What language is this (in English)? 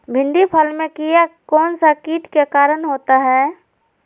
Magahi